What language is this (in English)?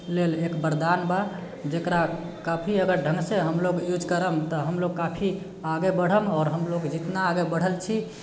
Maithili